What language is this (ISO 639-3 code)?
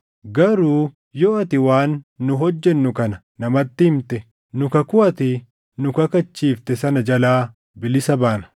orm